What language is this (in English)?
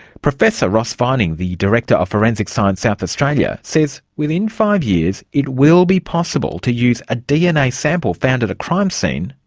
English